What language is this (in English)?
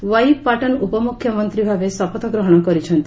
Odia